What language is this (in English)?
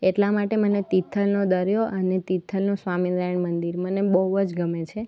Gujarati